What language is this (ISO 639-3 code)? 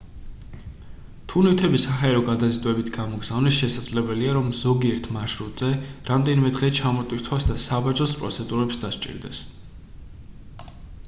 kat